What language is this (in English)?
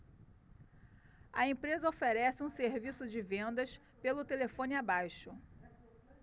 Portuguese